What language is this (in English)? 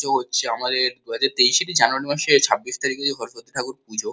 Bangla